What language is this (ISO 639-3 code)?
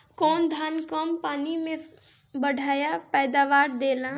bho